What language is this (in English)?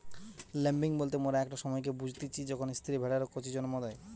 Bangla